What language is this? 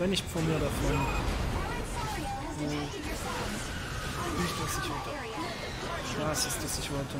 German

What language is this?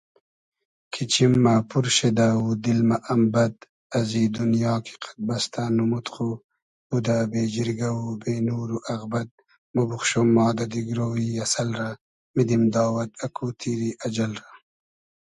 Hazaragi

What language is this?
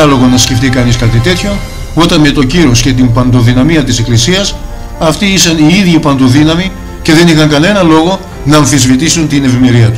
Greek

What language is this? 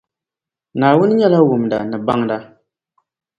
Dagbani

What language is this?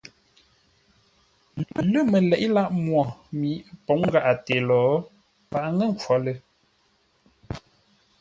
Ngombale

